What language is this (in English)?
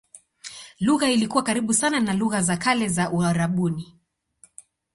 Swahili